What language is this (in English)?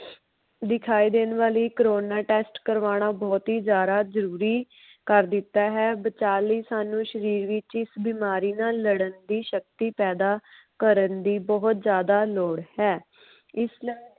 Punjabi